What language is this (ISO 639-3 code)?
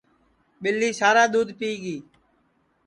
ssi